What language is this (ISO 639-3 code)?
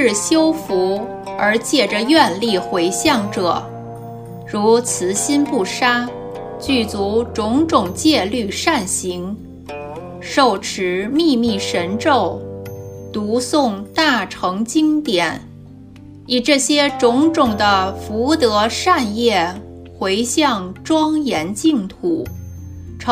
zho